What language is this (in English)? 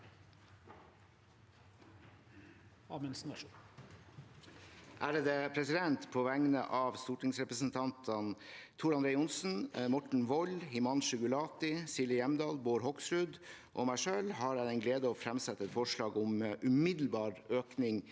Norwegian